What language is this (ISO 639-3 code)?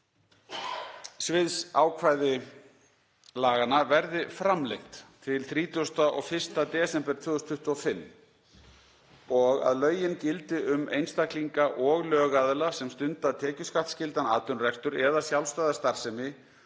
isl